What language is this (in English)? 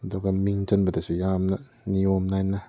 Manipuri